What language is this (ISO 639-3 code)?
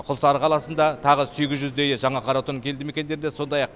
kaz